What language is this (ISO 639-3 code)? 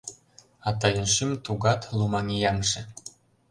chm